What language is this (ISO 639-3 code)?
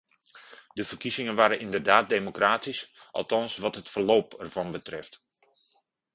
nld